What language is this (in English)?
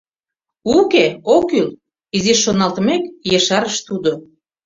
Mari